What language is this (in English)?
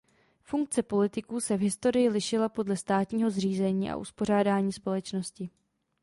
Czech